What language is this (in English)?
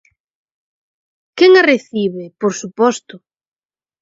Galician